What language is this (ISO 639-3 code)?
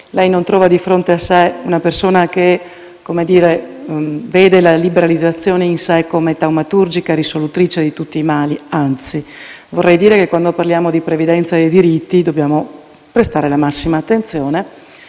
ita